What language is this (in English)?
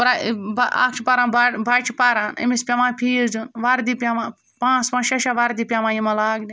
Kashmiri